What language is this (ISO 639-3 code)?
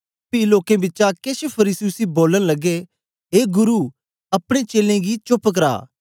doi